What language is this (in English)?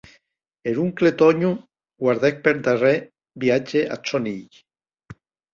Occitan